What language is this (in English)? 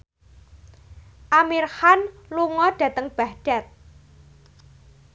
Javanese